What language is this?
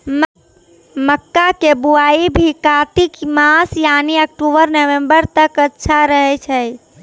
Maithili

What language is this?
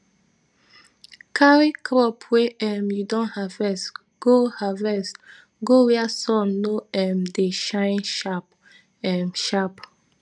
Nigerian Pidgin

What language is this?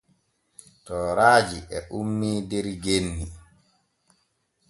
Borgu Fulfulde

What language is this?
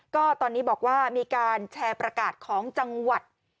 Thai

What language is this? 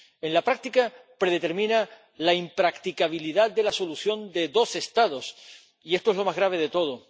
Spanish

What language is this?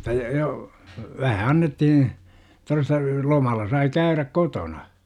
Finnish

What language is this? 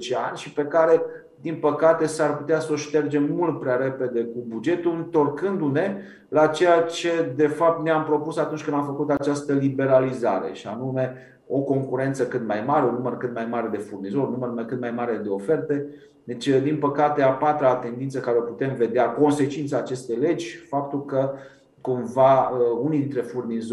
Romanian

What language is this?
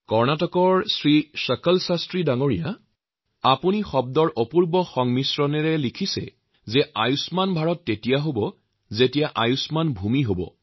Assamese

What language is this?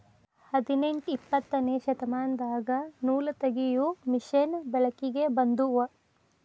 Kannada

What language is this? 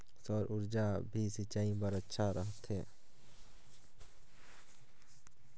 Chhattisgarhi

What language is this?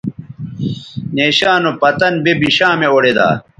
Bateri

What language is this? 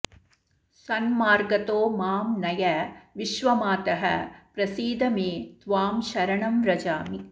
Sanskrit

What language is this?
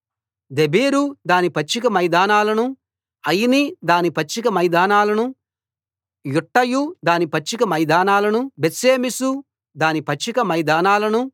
Telugu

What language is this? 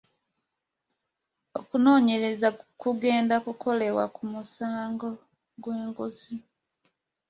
Ganda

